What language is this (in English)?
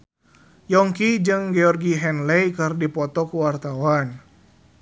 Sundanese